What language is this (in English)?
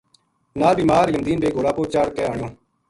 Gujari